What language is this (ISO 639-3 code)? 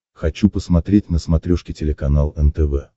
rus